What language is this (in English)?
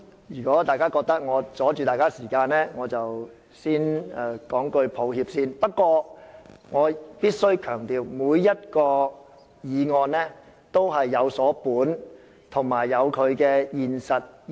Cantonese